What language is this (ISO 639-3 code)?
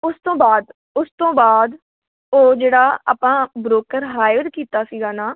pan